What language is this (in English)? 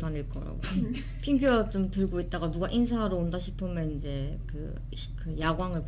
Korean